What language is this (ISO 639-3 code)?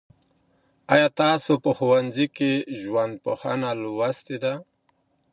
pus